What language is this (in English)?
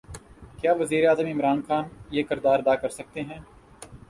Urdu